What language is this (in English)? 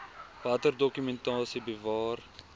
Afrikaans